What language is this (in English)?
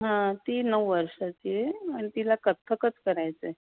Marathi